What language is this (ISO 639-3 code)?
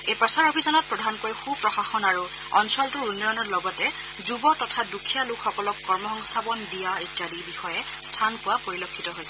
asm